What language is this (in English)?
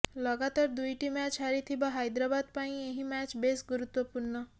Odia